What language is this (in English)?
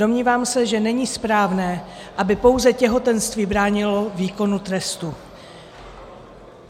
Czech